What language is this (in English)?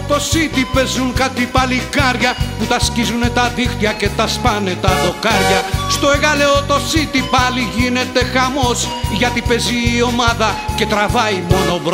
Greek